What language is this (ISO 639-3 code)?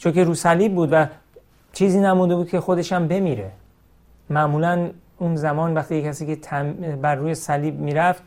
fas